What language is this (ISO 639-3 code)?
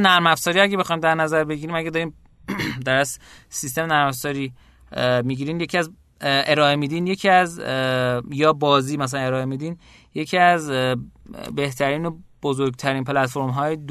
fas